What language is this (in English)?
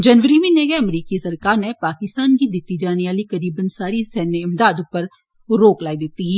Dogri